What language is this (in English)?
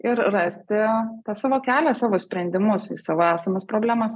Lithuanian